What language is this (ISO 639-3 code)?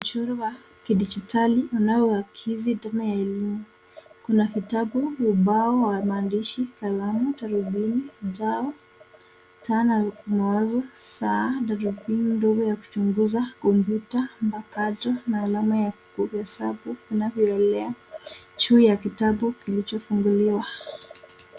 swa